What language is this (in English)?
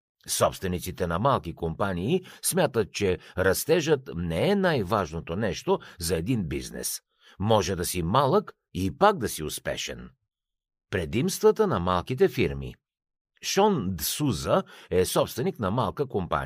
Bulgarian